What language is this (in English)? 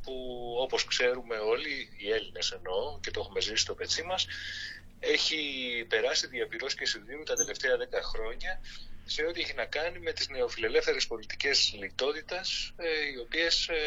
Greek